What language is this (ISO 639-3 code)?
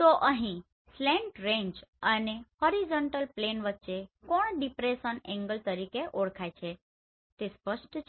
guj